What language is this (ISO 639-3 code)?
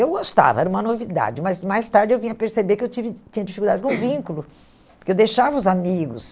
por